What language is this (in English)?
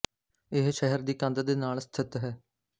Punjabi